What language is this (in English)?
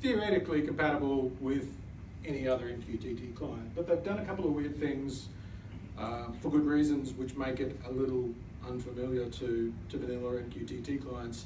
English